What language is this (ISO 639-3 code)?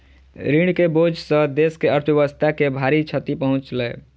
mai